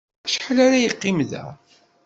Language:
Kabyle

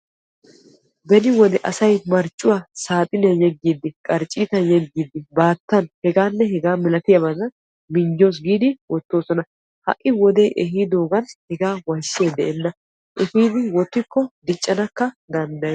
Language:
Wolaytta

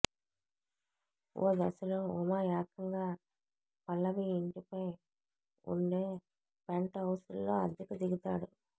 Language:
Telugu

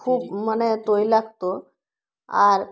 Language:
Bangla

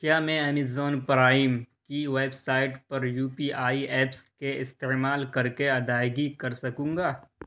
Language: Urdu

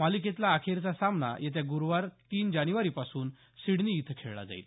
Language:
Marathi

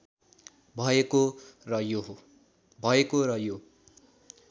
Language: Nepali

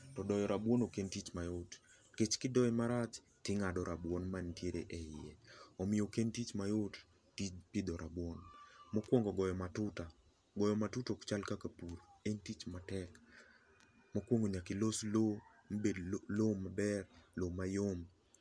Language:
Luo (Kenya and Tanzania)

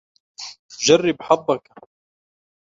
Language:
Arabic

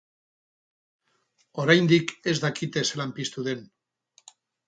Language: Basque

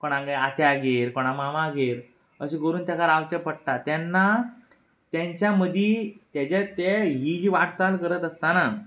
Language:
Konkani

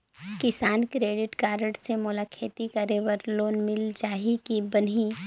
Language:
Chhattisgarhi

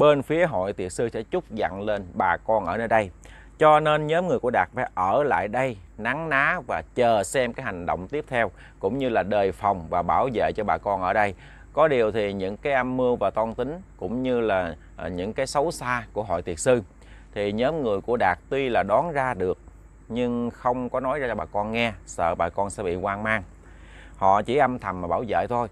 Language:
Vietnamese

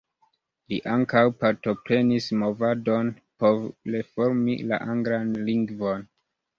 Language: Esperanto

